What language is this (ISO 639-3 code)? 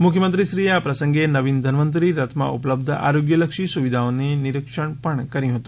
guj